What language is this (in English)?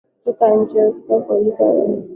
Swahili